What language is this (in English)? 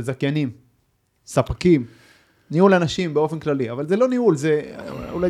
Hebrew